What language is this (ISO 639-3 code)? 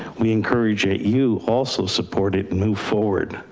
eng